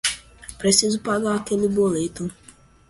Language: Portuguese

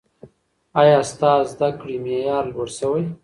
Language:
Pashto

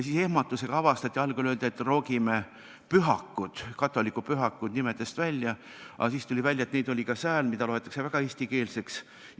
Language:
Estonian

